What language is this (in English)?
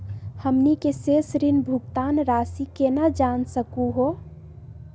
Magahi